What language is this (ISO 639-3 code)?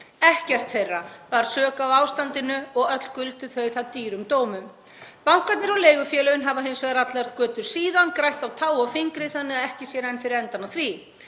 isl